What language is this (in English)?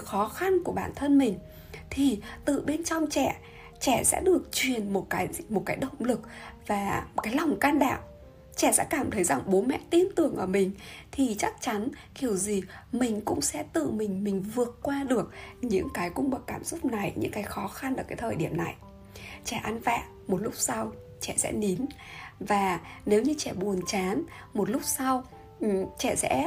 Vietnamese